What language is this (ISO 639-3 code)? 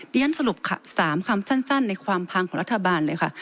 tha